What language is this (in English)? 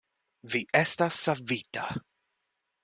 Esperanto